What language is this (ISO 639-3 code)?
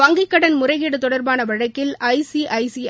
tam